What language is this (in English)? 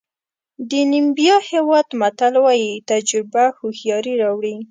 Pashto